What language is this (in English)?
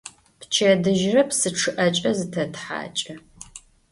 Adyghe